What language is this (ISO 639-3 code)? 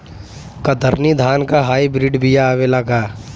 bho